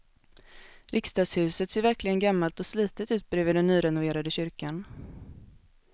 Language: Swedish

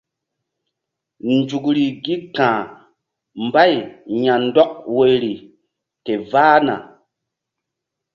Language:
Mbum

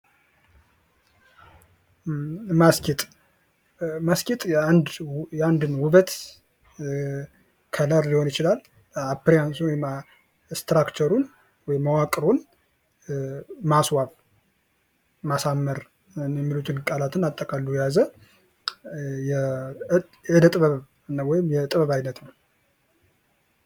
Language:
Amharic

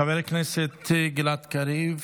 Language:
Hebrew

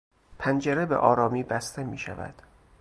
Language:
Persian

